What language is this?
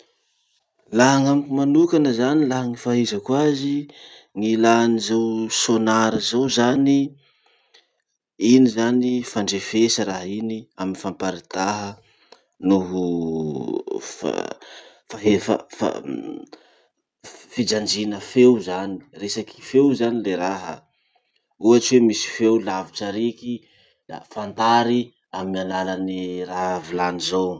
Masikoro Malagasy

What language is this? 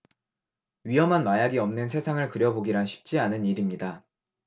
Korean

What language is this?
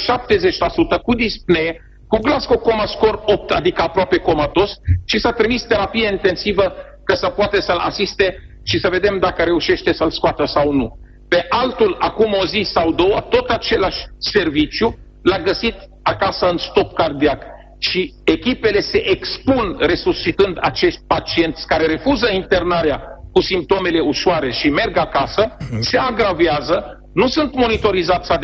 Romanian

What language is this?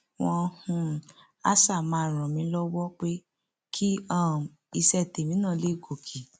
Yoruba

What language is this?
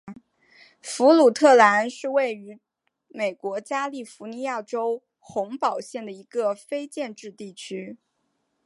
Chinese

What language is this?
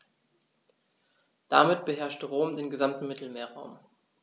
German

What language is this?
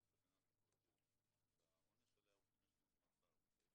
Hebrew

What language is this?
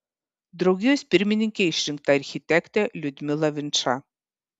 Lithuanian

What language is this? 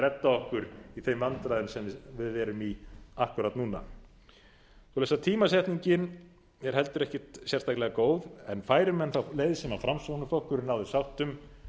Icelandic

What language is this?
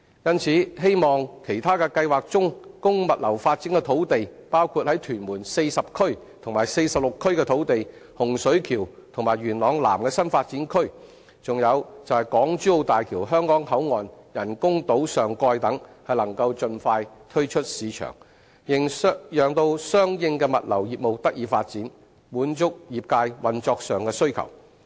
Cantonese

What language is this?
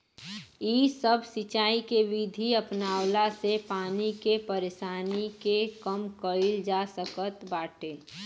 Bhojpuri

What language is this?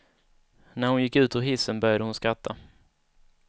Swedish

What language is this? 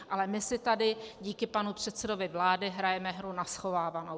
Czech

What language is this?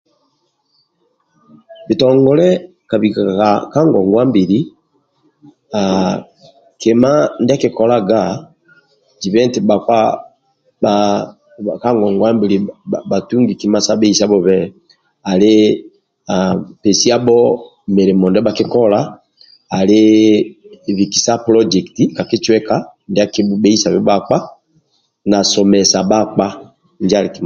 Amba (Uganda)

